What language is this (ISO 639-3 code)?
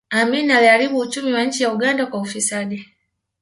swa